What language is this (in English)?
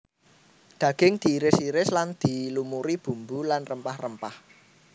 Javanese